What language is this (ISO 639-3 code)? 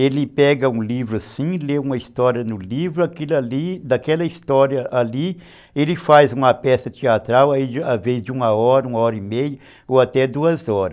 por